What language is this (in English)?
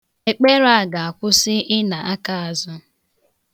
Igbo